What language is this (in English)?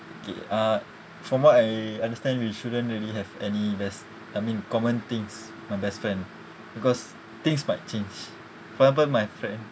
English